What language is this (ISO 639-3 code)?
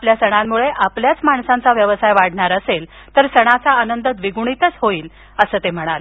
mar